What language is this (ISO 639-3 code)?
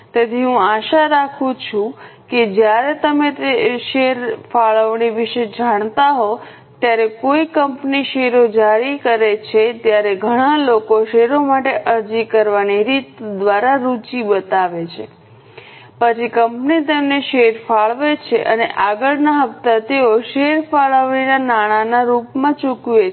guj